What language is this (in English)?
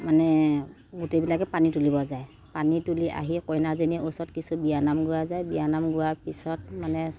Assamese